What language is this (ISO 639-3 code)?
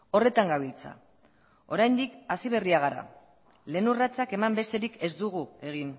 eus